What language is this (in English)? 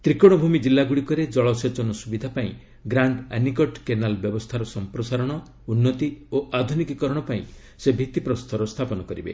Odia